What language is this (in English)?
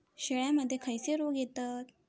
Marathi